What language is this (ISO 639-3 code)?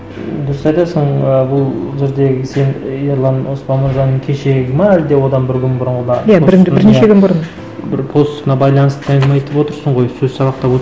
kaz